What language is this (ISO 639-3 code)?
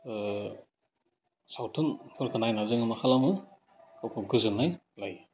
brx